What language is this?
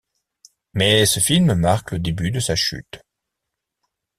French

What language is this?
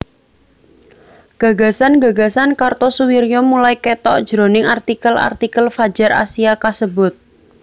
Javanese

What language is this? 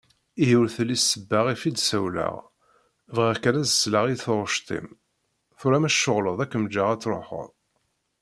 Kabyle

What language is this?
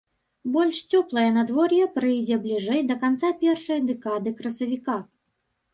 Belarusian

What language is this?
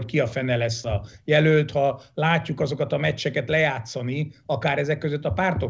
Hungarian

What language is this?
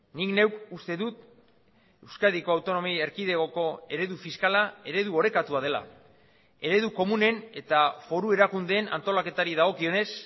Basque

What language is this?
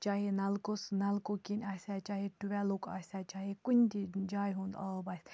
Kashmiri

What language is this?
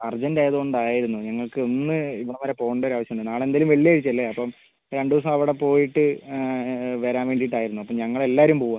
Malayalam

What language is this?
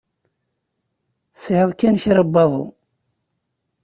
Kabyle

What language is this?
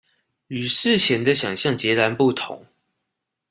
Chinese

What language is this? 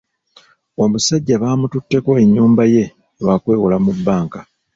Ganda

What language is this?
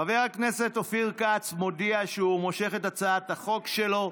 Hebrew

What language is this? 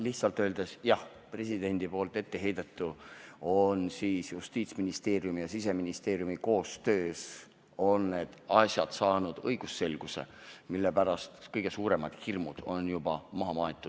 Estonian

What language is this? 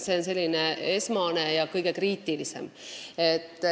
Estonian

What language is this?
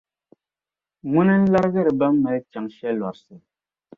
Dagbani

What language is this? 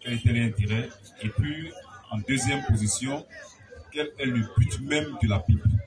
French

